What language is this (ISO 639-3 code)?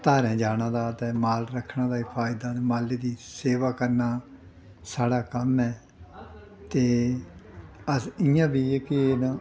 doi